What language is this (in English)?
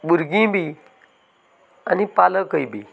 Konkani